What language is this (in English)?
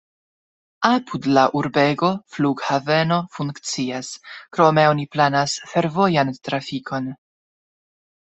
Esperanto